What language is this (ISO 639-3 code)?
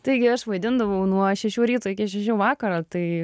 lit